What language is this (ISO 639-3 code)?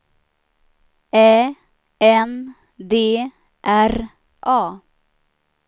swe